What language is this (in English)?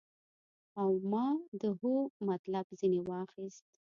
Pashto